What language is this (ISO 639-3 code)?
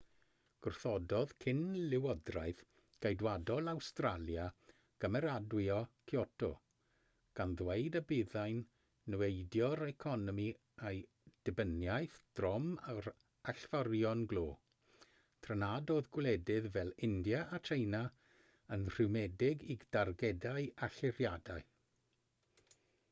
cym